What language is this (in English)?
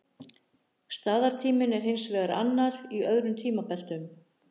Icelandic